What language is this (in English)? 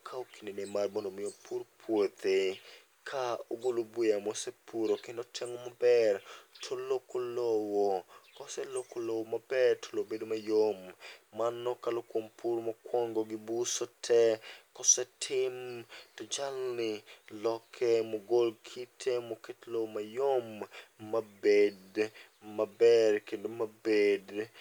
Luo (Kenya and Tanzania)